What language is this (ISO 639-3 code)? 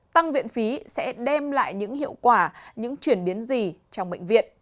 vie